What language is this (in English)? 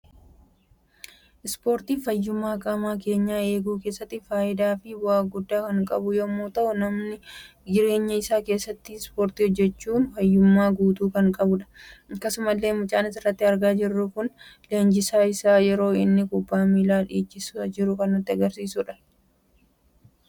Oromo